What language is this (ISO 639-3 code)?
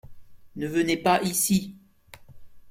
fra